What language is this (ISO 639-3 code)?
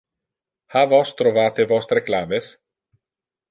ina